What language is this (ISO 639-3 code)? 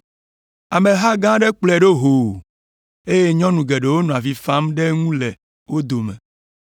ewe